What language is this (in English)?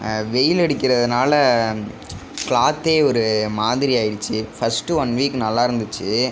Tamil